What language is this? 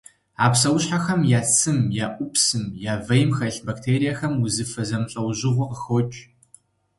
Kabardian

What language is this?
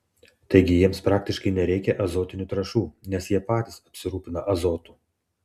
Lithuanian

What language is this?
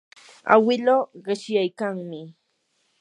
Yanahuanca Pasco Quechua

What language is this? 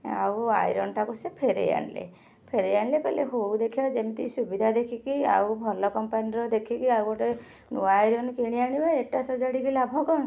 Odia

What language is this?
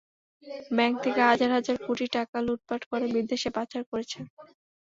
Bangla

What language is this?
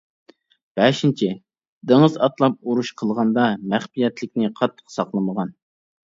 Uyghur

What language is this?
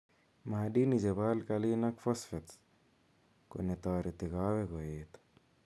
Kalenjin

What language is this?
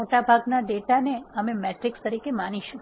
Gujarati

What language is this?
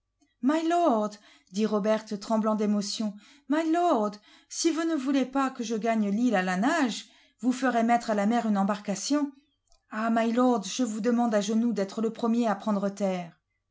French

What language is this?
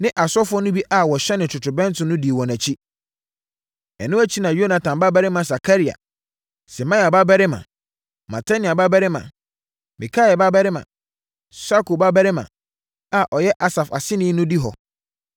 Akan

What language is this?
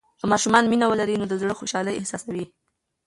Pashto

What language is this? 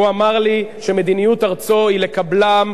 Hebrew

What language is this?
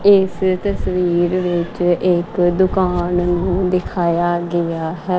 Punjabi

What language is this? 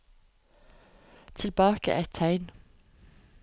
Norwegian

